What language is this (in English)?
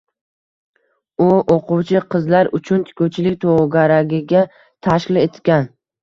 Uzbek